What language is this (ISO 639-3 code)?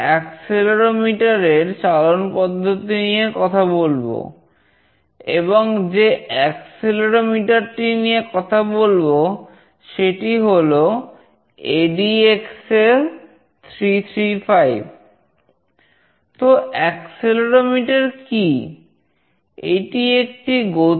ben